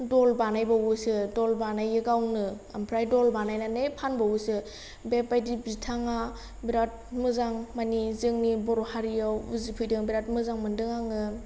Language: Bodo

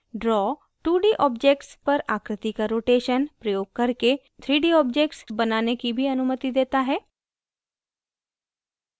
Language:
Hindi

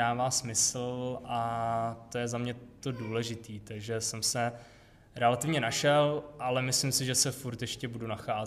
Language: Czech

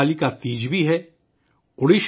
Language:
Urdu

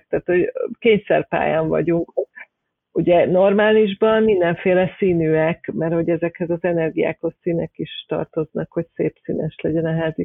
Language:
Hungarian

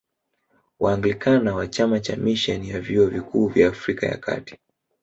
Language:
Swahili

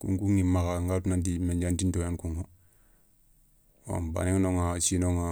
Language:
Soninke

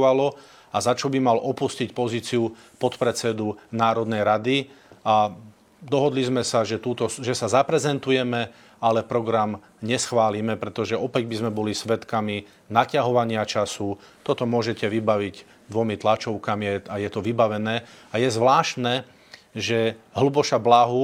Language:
Slovak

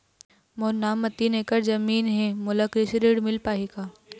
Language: Chhattisgarhi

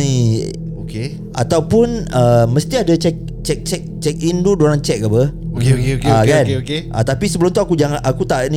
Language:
Malay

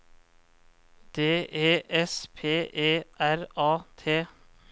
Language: Norwegian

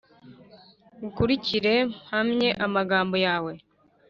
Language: Kinyarwanda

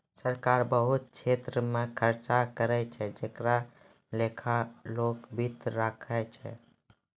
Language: Maithili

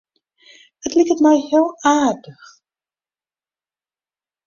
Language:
Western Frisian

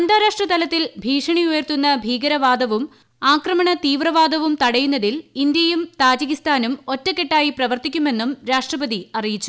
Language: Malayalam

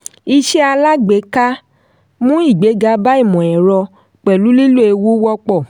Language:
Yoruba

